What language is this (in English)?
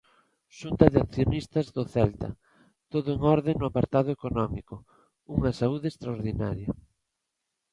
Galician